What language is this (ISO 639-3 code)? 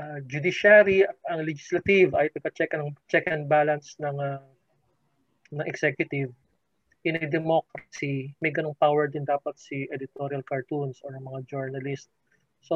fil